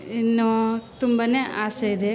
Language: Kannada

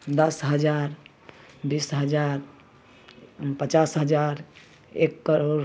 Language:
Maithili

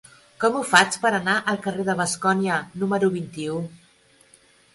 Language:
Catalan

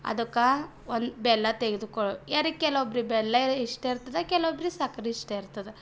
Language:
Kannada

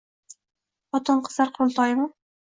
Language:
Uzbek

